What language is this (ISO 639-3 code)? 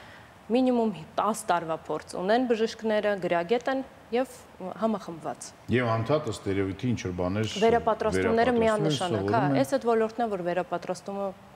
ron